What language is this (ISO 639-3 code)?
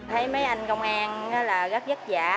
vie